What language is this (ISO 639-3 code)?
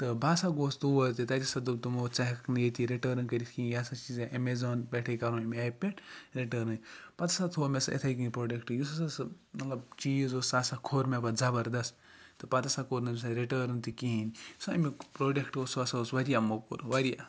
kas